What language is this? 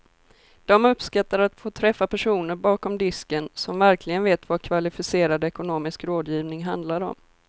Swedish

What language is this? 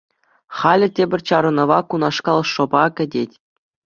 Chuvash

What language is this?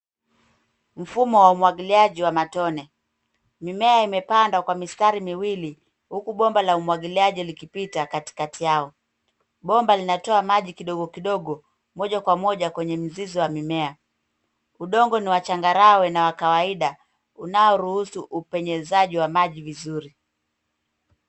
Swahili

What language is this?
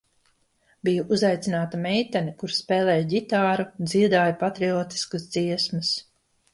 Latvian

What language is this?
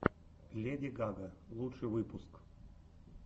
Russian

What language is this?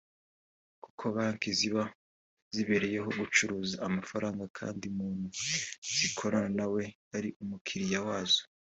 Kinyarwanda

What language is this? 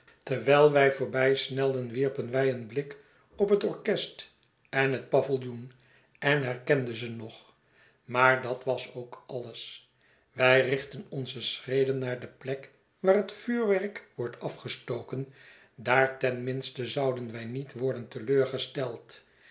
Dutch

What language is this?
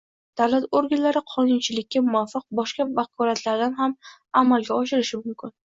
Uzbek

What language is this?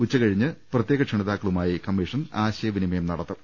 Malayalam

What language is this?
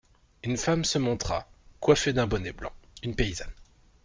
French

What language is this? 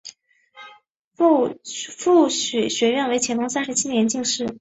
Chinese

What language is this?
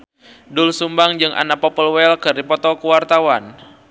Sundanese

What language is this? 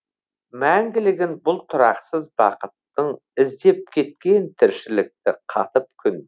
Kazakh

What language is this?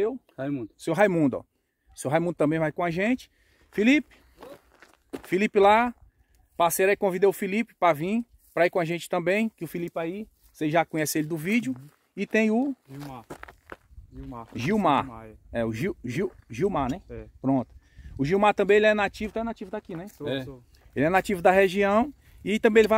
Portuguese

